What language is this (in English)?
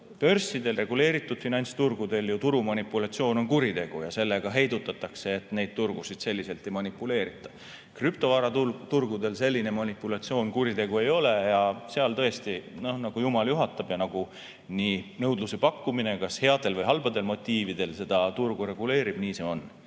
Estonian